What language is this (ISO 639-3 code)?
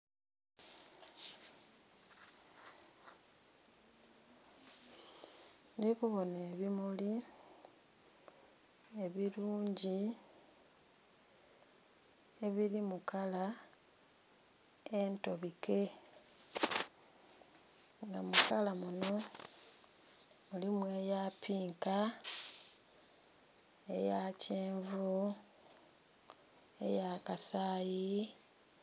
xog